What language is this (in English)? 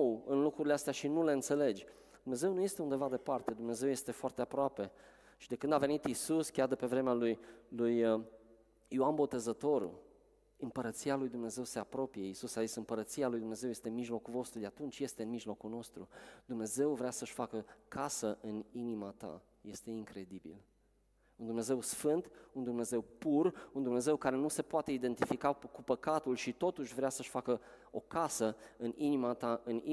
Romanian